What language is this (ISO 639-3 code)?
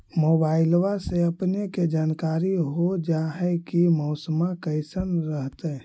mag